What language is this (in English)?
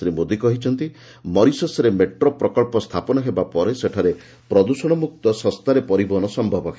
Odia